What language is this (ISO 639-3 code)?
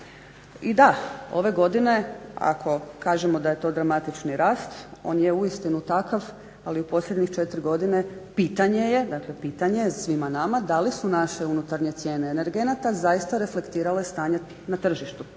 hrv